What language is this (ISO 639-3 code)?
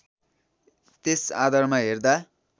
nep